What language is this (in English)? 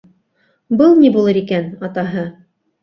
Bashkir